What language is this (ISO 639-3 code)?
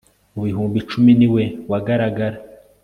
kin